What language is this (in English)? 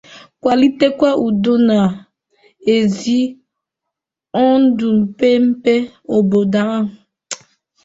Igbo